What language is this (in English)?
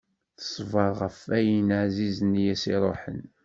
Kabyle